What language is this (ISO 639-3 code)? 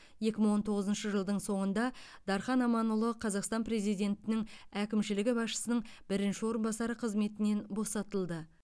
kaz